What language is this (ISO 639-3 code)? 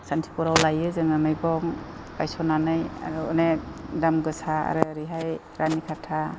brx